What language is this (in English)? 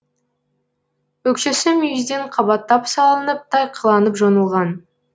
Kazakh